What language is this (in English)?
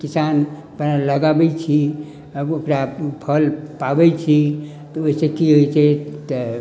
Maithili